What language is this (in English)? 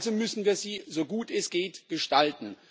German